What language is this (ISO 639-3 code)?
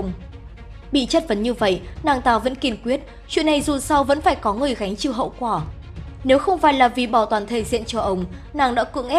vie